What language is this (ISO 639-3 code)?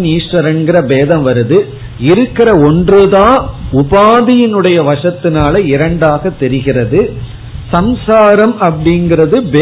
tam